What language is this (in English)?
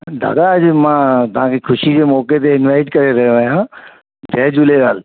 Sindhi